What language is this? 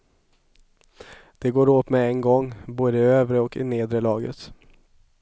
Swedish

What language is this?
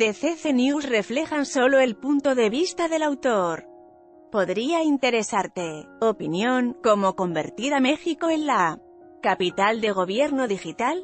Spanish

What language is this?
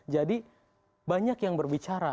Indonesian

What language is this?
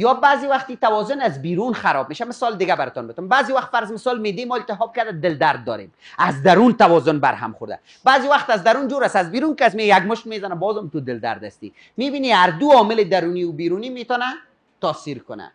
Persian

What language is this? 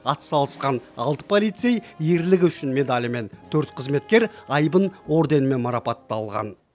Kazakh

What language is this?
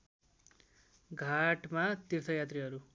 Nepali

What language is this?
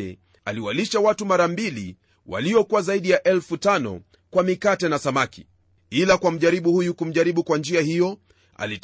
Swahili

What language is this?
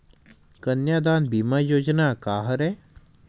Chhattisgarhi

